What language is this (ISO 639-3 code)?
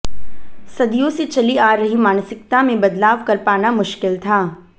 hin